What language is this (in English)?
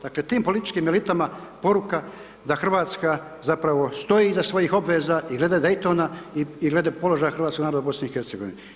Croatian